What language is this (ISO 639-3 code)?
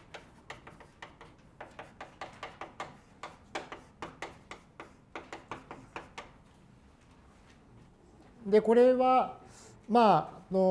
jpn